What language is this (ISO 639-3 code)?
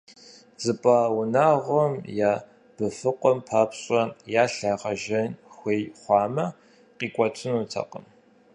kbd